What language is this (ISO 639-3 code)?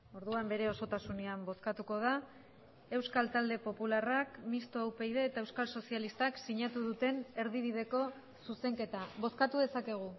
eus